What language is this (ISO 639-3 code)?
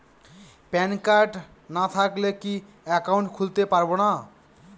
ben